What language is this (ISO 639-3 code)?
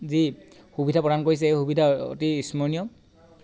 asm